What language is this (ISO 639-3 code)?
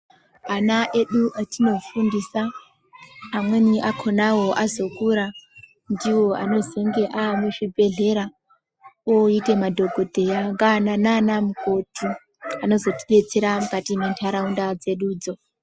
ndc